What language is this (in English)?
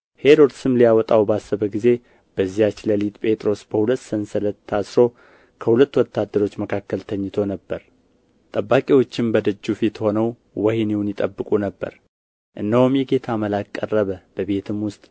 Amharic